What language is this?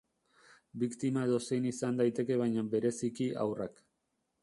Basque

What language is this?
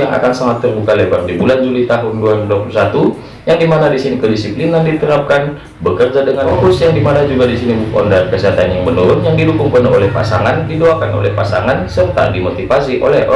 Indonesian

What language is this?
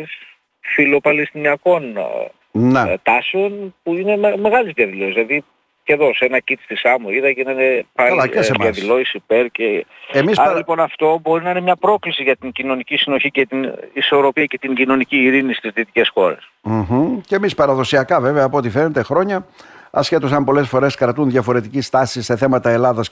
Greek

